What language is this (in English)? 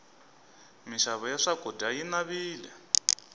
Tsonga